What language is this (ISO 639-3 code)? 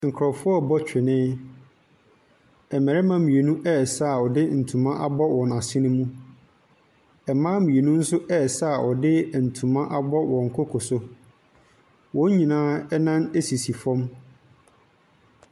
aka